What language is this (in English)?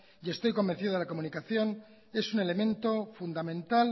Spanish